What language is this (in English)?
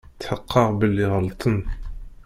Kabyle